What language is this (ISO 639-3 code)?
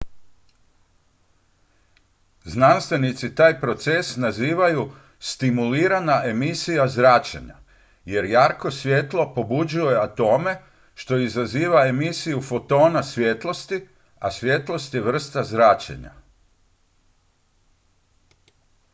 hrv